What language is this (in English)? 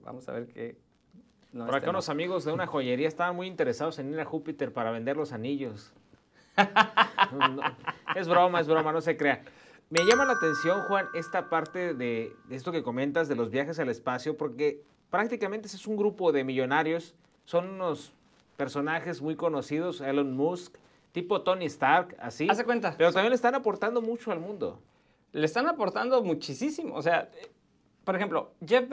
Spanish